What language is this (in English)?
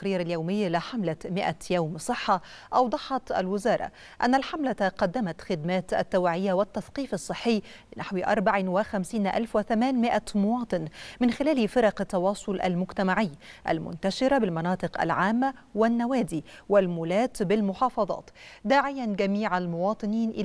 Arabic